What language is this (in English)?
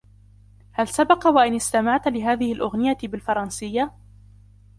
Arabic